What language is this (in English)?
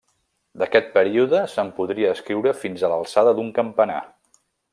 Catalan